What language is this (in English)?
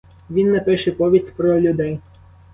Ukrainian